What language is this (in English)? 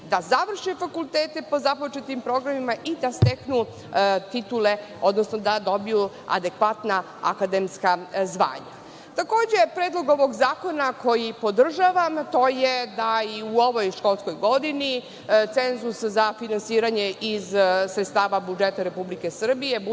Serbian